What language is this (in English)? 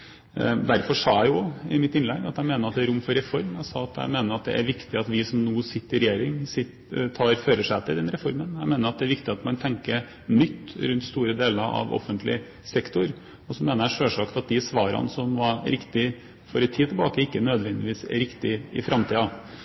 Norwegian Bokmål